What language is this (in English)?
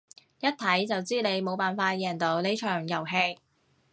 Cantonese